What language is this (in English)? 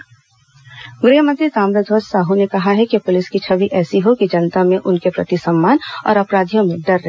Hindi